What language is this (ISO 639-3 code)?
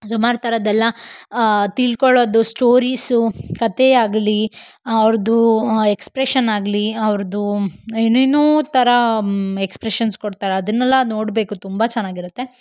kan